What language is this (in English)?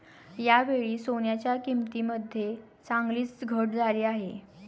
Marathi